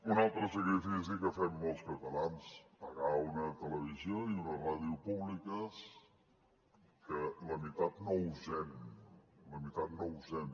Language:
Catalan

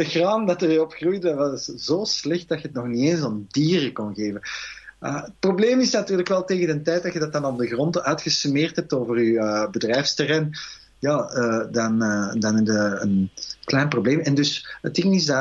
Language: Dutch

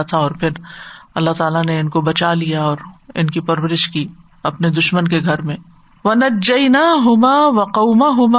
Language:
Urdu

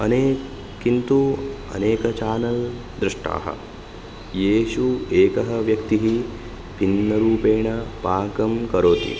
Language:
Sanskrit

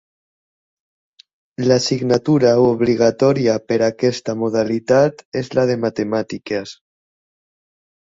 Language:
Catalan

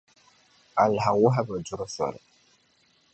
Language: Dagbani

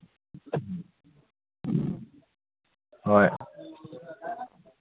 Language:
Manipuri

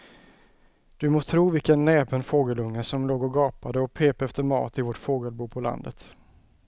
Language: Swedish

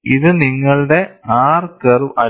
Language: Malayalam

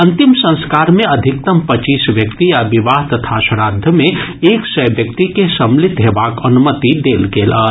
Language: Maithili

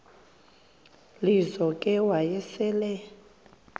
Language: Xhosa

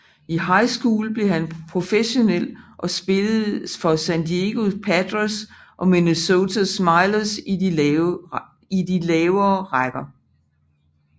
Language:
Danish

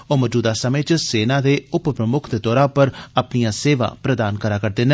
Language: Dogri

